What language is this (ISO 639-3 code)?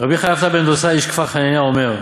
heb